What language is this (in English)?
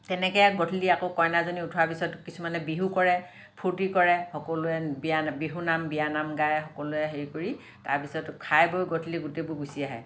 Assamese